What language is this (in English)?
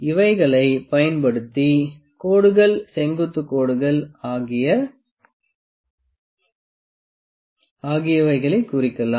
Tamil